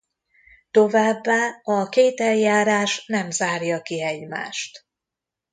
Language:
Hungarian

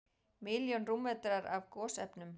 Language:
Icelandic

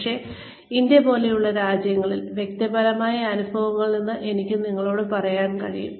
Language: Malayalam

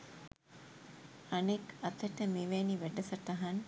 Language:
Sinhala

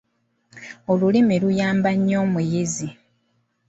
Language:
Ganda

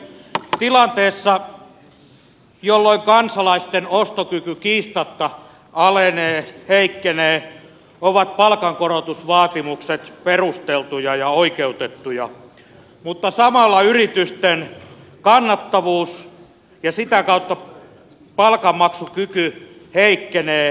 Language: Finnish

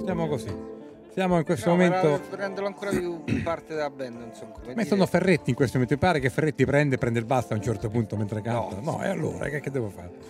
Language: Italian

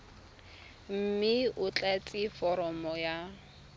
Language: Tswana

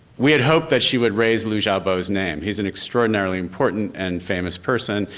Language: English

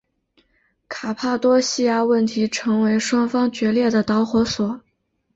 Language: Chinese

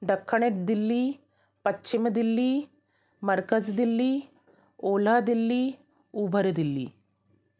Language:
Sindhi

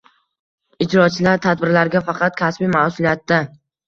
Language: Uzbek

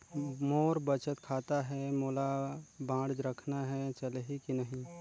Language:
Chhattisgarhi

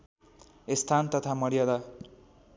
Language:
Nepali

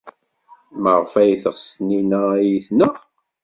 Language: Kabyle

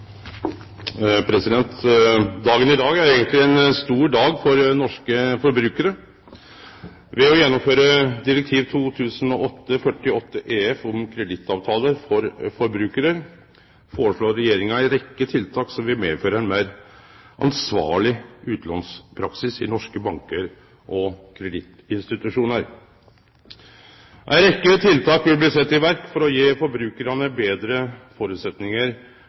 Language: Norwegian Nynorsk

